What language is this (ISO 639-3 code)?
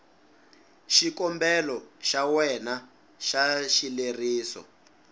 tso